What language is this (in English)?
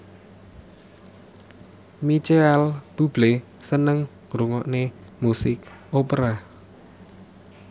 Javanese